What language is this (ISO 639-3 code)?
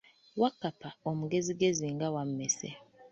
lug